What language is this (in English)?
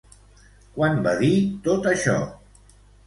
Catalan